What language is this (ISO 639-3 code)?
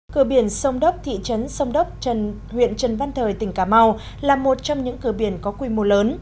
vie